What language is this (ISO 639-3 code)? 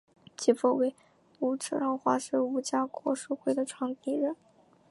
zho